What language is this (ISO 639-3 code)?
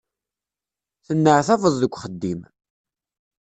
kab